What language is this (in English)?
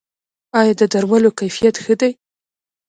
Pashto